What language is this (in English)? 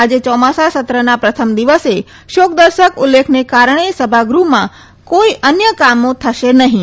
Gujarati